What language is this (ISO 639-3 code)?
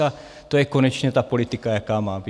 ces